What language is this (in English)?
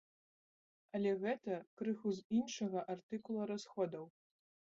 Belarusian